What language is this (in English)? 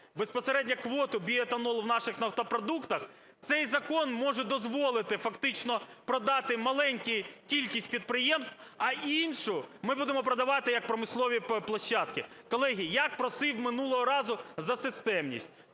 Ukrainian